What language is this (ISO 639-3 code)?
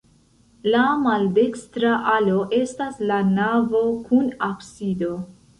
epo